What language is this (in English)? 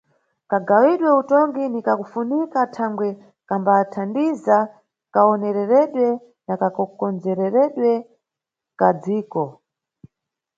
Nyungwe